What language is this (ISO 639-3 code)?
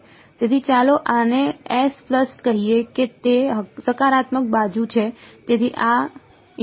guj